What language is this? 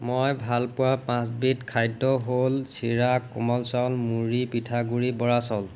Assamese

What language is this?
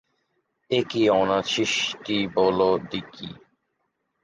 Bangla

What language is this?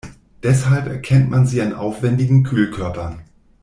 German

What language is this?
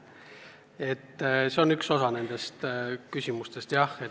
Estonian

